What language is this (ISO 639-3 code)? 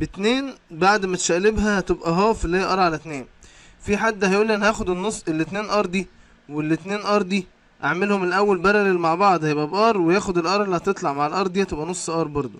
ara